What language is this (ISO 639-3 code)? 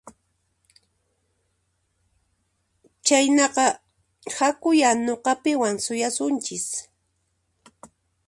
qxp